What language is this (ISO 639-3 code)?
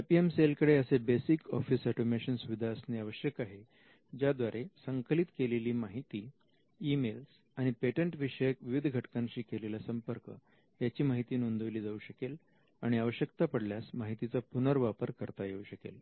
mar